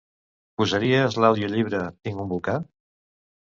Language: Catalan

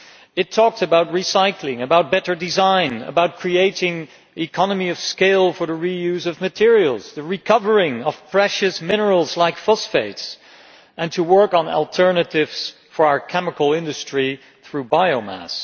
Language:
English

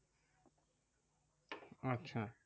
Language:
Bangla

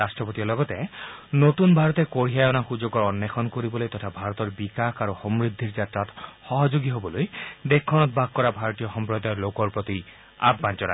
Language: Assamese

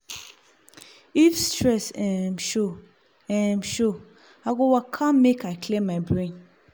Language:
Nigerian Pidgin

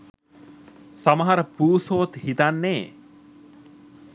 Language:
Sinhala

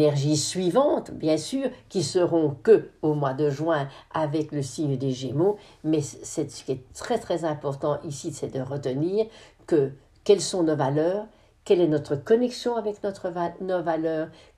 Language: French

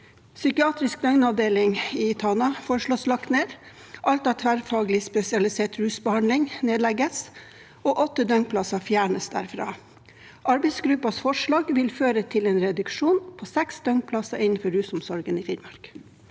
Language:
Norwegian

